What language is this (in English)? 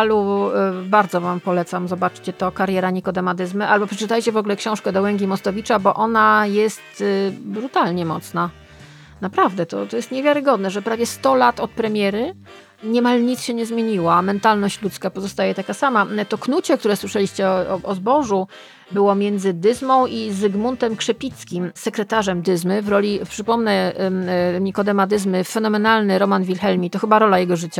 Polish